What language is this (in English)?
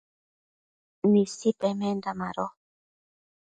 Matsés